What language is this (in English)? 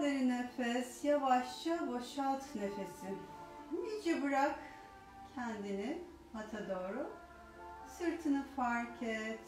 Turkish